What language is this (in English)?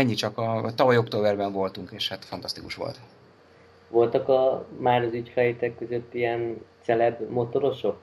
Hungarian